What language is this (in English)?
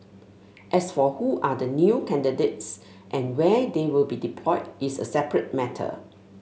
English